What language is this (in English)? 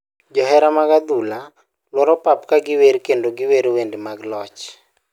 Luo (Kenya and Tanzania)